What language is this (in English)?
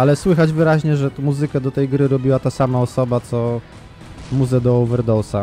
Polish